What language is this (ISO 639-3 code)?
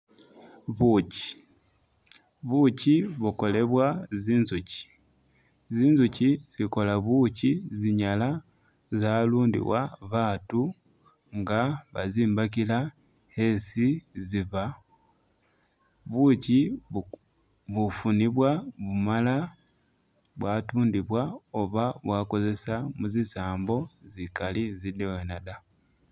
myx